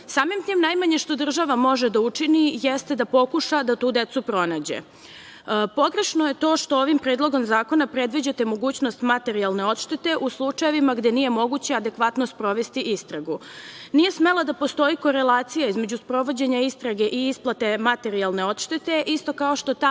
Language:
Serbian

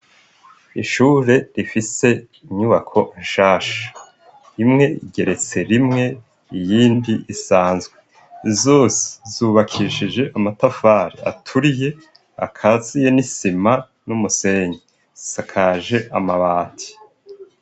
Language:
Rundi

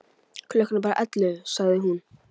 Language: Icelandic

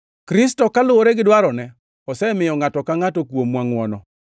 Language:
Luo (Kenya and Tanzania)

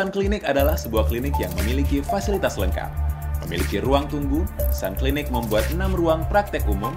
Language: Indonesian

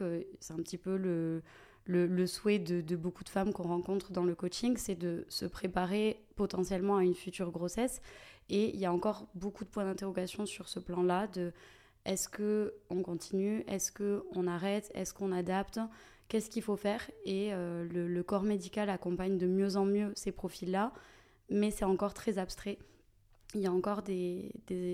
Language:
French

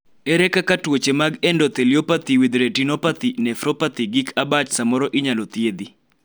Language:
Luo (Kenya and Tanzania)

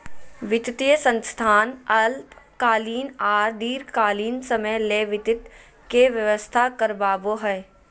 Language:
Magahi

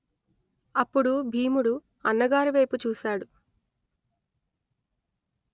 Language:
Telugu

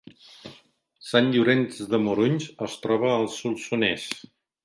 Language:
Catalan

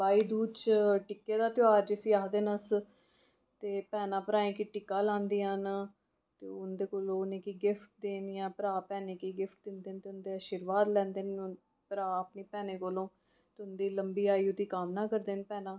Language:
Dogri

